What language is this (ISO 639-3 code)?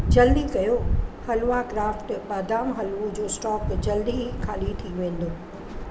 snd